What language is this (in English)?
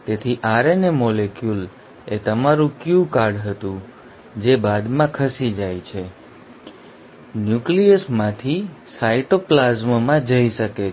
Gujarati